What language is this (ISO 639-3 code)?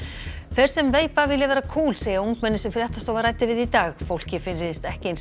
isl